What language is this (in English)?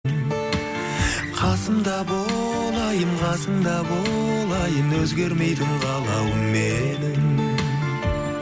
Kazakh